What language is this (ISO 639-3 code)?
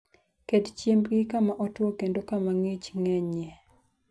luo